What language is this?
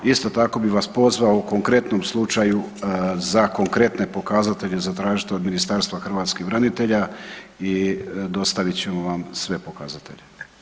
Croatian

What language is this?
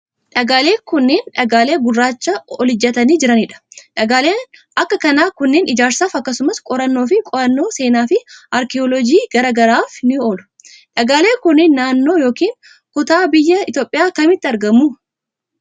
Oromo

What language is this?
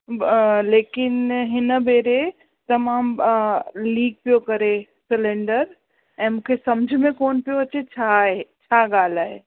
Sindhi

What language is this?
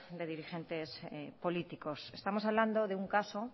Spanish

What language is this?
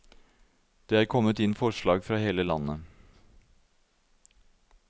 Norwegian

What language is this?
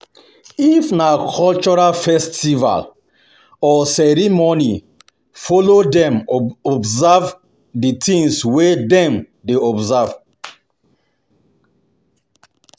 Nigerian Pidgin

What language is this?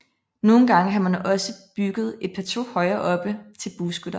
Danish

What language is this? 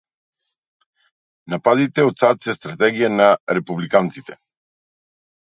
Macedonian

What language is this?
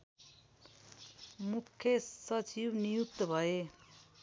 Nepali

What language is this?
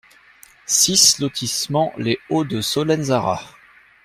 French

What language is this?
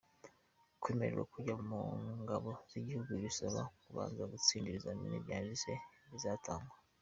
Kinyarwanda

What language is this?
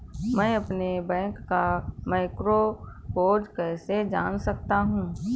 Hindi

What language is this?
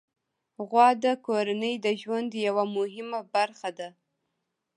Pashto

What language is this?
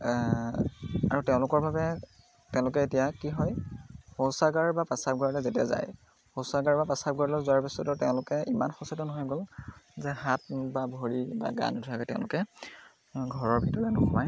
Assamese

